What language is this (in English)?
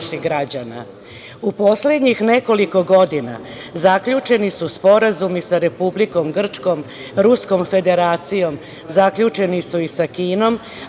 Serbian